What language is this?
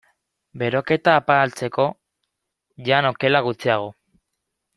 Basque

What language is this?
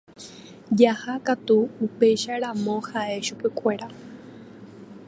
Guarani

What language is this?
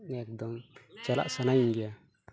Santali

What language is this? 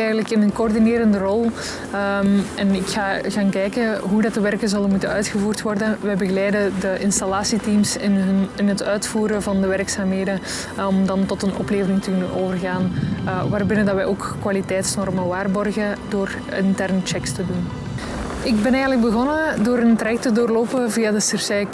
Dutch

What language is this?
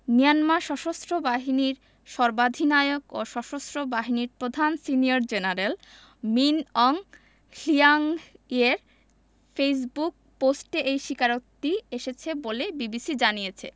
Bangla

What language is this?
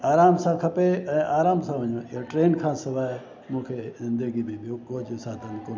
Sindhi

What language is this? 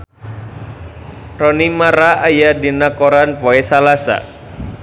Sundanese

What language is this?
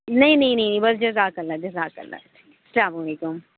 Urdu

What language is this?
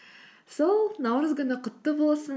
Kazakh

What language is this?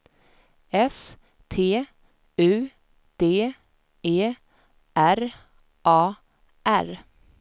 Swedish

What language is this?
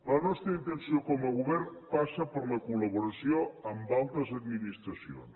Catalan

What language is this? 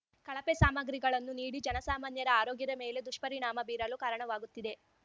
Kannada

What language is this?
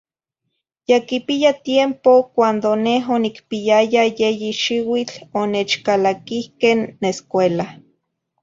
Zacatlán-Ahuacatlán-Tepetzintla Nahuatl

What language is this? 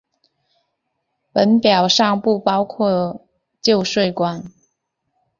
Chinese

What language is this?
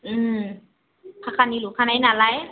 Bodo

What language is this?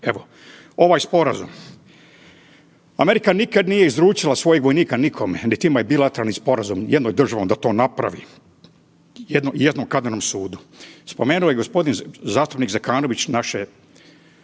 Croatian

